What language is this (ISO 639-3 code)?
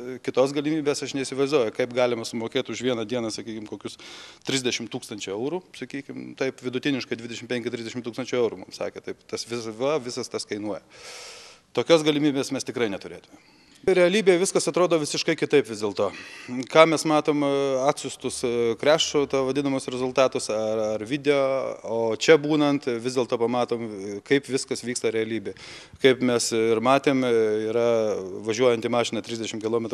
lit